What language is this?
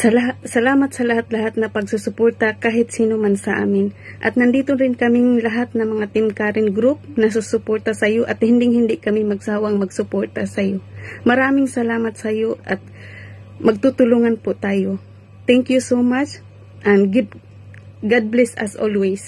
Filipino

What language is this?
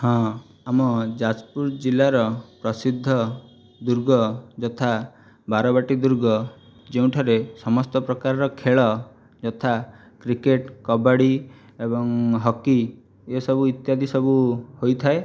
Odia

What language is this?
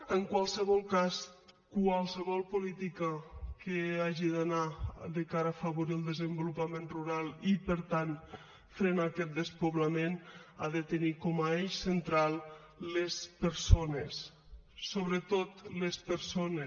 Catalan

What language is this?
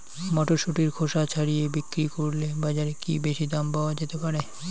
Bangla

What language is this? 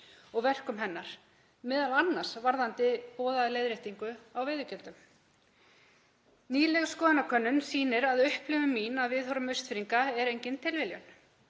Icelandic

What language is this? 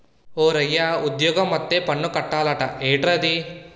Telugu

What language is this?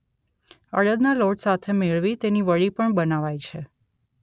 Gujarati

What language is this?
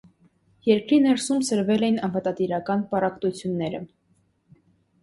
Armenian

